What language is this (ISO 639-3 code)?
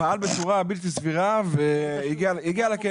heb